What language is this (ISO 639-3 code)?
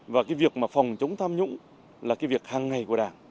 vie